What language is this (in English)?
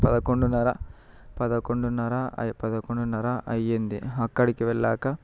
Telugu